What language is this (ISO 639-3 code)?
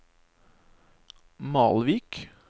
nor